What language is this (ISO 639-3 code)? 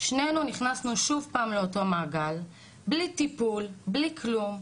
heb